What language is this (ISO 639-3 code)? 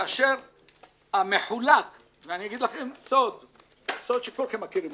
heb